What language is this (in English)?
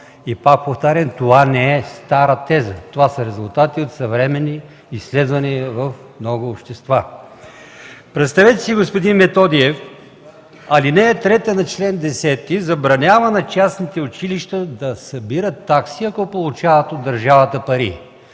Bulgarian